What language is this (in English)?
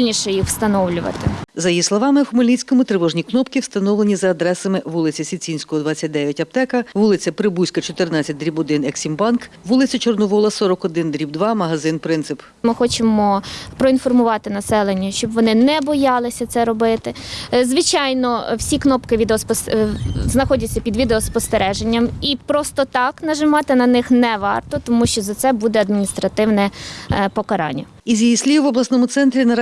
Ukrainian